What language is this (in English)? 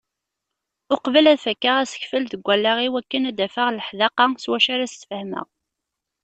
Kabyle